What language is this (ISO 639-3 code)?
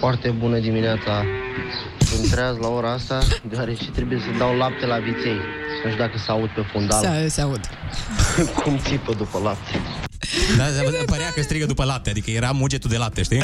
ron